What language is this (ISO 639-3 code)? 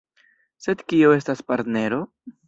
epo